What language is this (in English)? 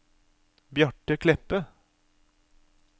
Norwegian